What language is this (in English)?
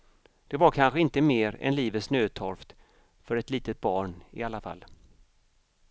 Swedish